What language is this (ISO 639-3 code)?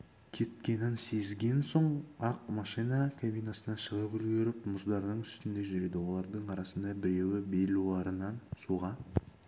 kaz